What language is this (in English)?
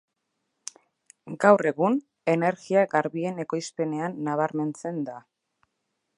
Basque